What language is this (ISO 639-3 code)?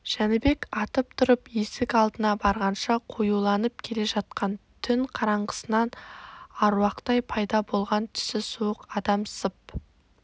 kaz